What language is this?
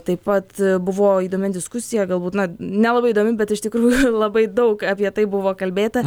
Lithuanian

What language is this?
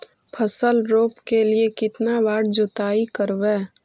Magahi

